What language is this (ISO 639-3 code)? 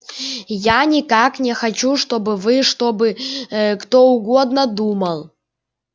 rus